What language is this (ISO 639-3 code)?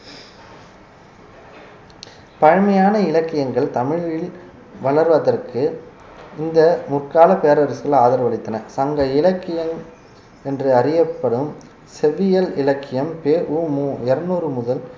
tam